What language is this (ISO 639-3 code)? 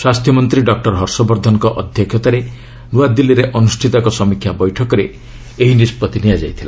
ori